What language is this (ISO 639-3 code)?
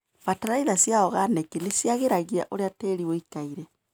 kik